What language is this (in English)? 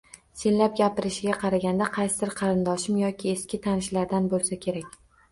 Uzbek